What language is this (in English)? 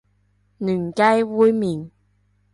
Cantonese